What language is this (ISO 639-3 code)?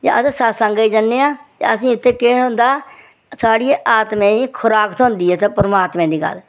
doi